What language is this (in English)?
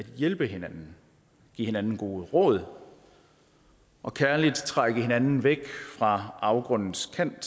Danish